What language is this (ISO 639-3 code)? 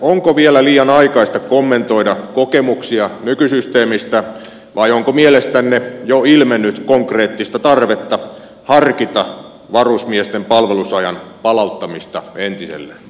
fin